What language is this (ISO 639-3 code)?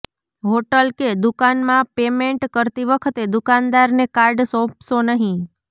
guj